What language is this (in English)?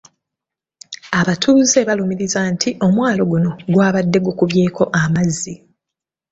Ganda